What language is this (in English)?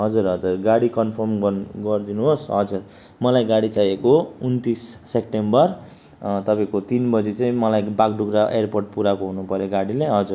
Nepali